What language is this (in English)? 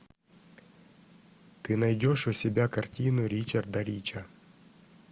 Russian